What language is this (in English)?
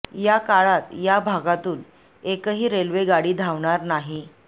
Marathi